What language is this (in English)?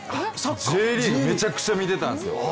Japanese